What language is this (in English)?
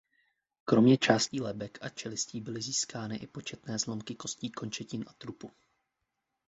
Czech